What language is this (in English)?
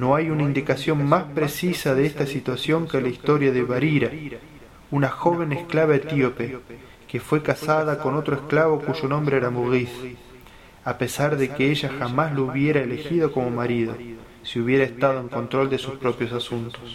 Spanish